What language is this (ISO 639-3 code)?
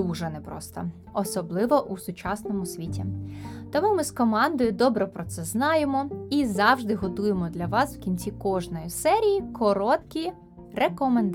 ukr